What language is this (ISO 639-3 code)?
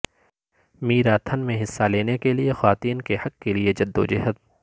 urd